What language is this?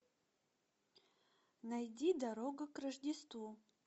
Russian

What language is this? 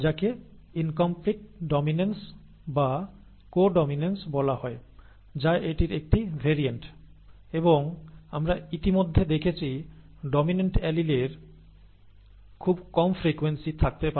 Bangla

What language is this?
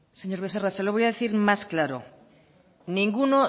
Spanish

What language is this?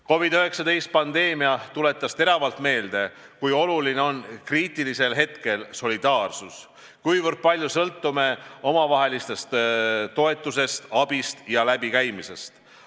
Estonian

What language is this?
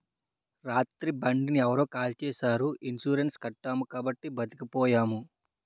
Telugu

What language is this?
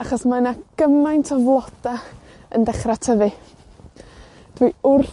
Welsh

